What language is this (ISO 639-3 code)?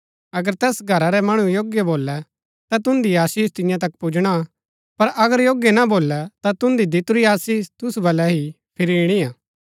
gbk